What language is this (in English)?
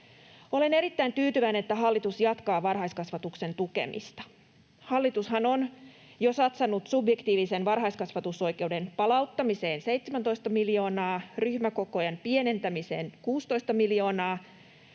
Finnish